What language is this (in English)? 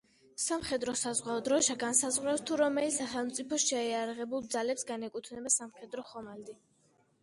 Georgian